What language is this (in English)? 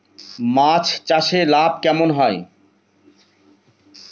Bangla